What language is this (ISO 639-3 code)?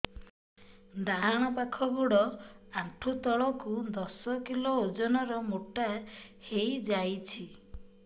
ori